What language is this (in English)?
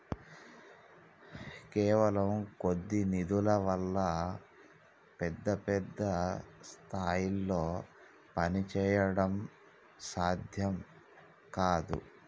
Telugu